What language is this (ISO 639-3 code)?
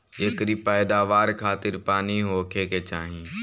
bho